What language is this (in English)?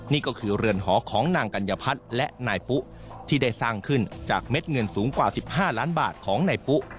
Thai